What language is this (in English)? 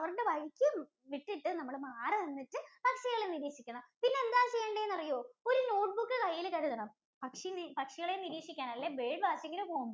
Malayalam